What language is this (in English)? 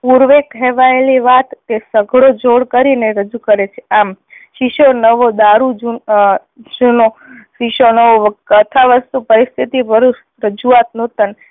Gujarati